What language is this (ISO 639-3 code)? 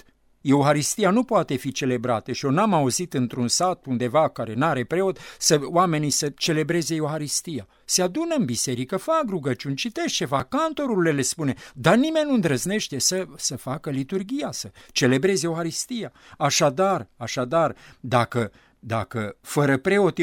ron